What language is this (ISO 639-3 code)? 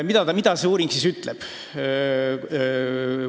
est